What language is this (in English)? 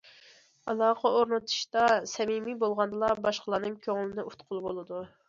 Uyghur